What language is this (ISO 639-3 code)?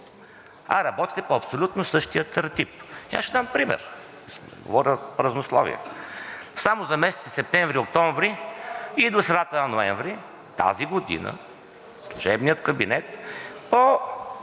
bul